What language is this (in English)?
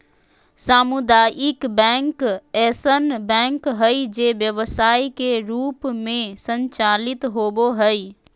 Magahi